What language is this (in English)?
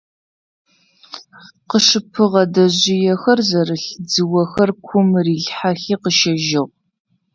Adyghe